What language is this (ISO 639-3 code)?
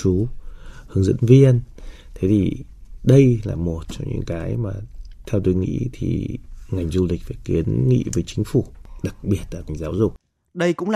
vie